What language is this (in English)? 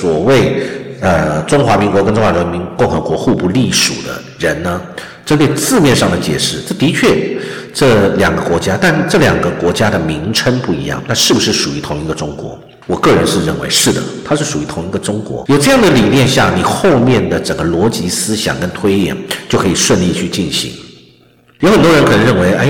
Chinese